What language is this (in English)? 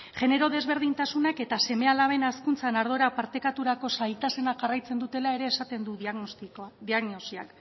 Basque